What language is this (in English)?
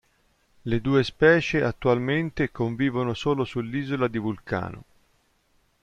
Italian